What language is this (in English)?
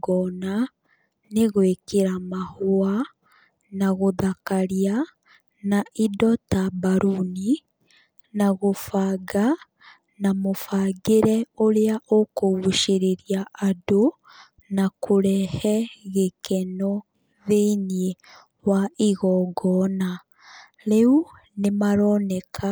Kikuyu